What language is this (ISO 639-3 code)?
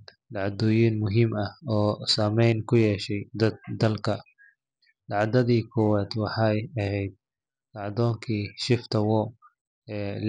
som